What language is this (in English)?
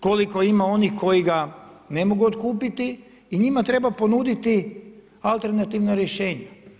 Croatian